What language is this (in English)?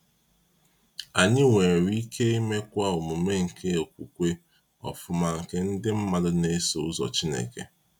Igbo